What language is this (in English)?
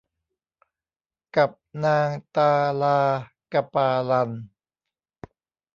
Thai